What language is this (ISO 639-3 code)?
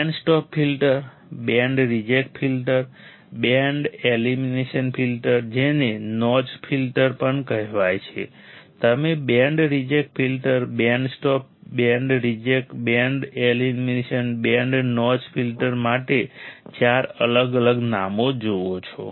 guj